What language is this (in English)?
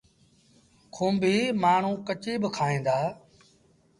Sindhi Bhil